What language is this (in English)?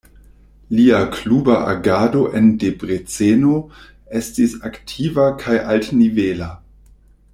Esperanto